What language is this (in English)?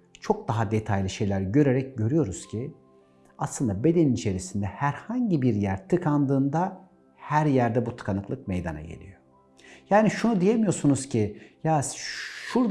Turkish